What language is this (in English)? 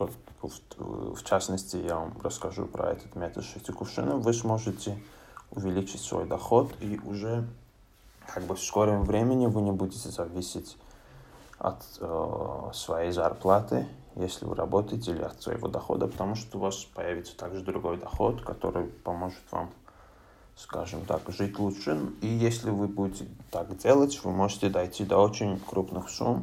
Russian